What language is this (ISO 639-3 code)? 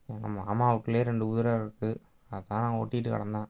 tam